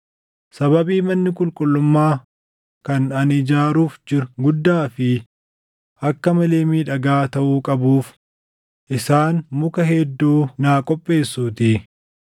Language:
Oromo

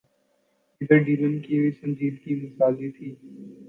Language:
Urdu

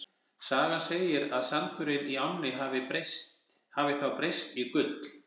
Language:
Icelandic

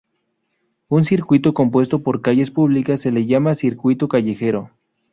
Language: Spanish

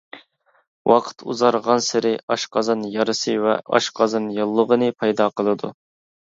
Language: Uyghur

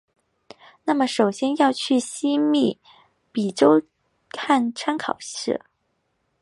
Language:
Chinese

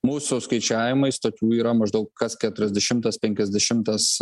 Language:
Lithuanian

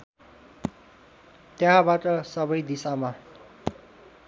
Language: Nepali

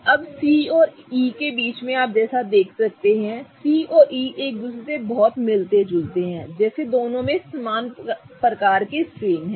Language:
Hindi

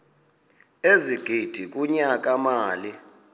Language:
Xhosa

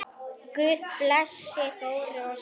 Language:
Icelandic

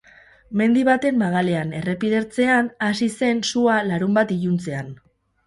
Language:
Basque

